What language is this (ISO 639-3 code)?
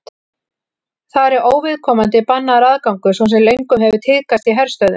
isl